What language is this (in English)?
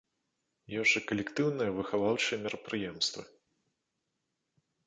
Belarusian